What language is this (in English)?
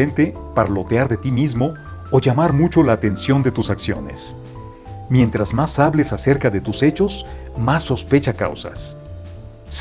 Spanish